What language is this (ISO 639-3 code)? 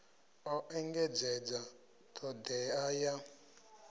ven